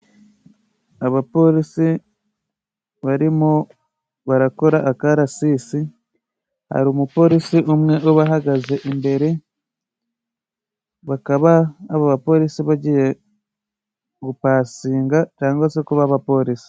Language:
Kinyarwanda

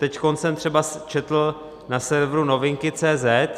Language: Czech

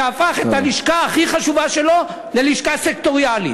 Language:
Hebrew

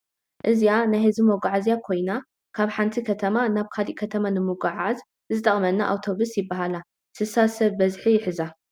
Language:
Tigrinya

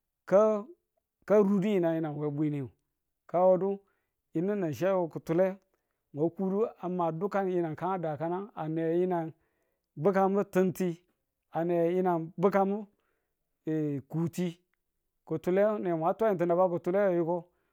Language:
Tula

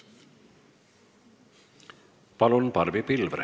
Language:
Estonian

